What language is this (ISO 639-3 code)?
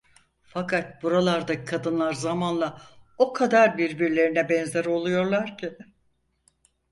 tur